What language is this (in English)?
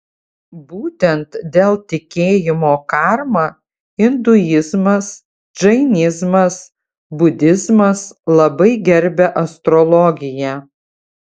Lithuanian